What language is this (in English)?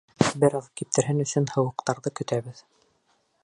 Bashkir